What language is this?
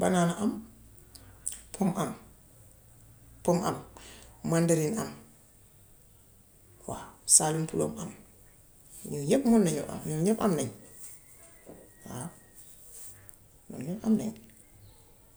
Gambian Wolof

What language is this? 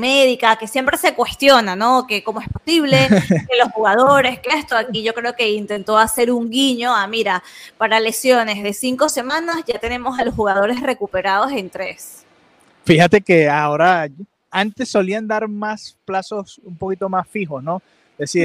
Spanish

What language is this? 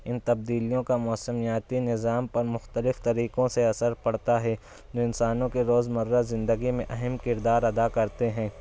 Urdu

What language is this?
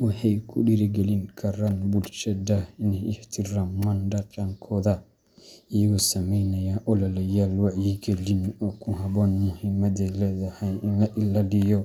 Somali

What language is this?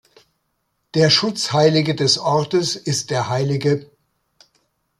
German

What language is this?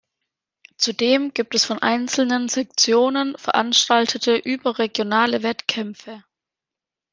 German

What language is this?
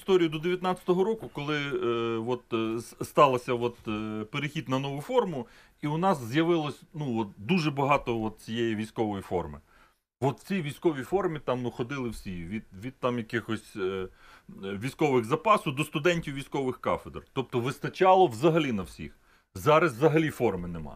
Ukrainian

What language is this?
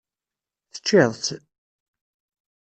Kabyle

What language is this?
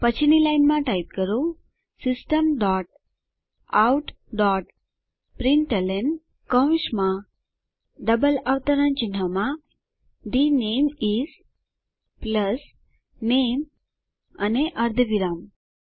Gujarati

